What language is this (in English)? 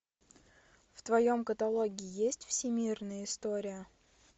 Russian